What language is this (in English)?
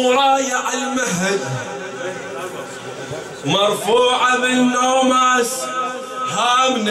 Arabic